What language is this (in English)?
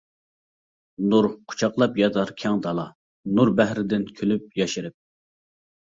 Uyghur